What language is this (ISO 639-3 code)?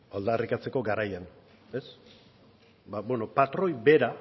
eus